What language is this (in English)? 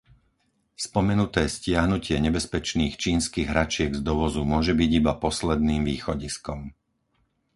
Slovak